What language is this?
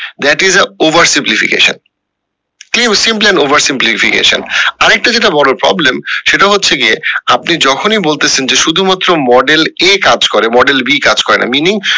Bangla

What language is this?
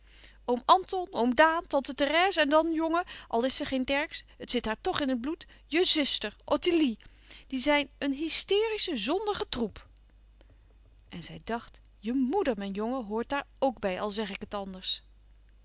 Dutch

